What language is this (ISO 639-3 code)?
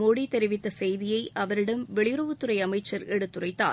tam